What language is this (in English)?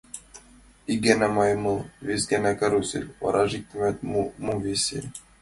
Mari